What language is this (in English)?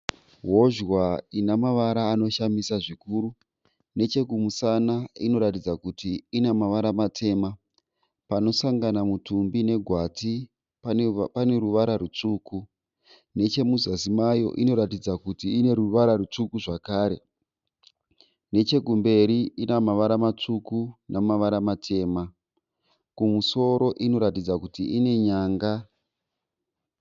Shona